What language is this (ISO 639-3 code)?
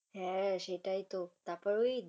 ben